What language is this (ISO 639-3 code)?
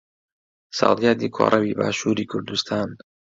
ckb